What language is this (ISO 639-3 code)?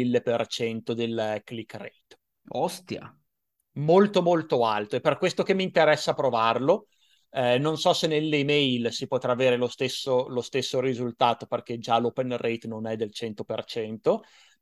ita